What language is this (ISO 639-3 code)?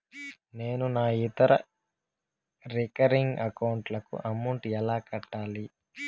tel